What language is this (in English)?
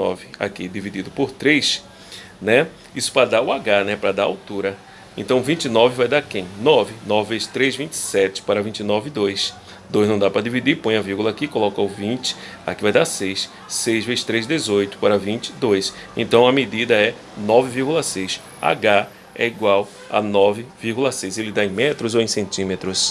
Portuguese